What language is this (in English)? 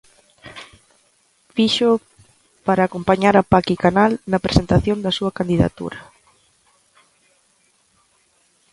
Galician